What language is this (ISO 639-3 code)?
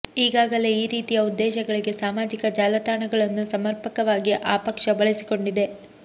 kan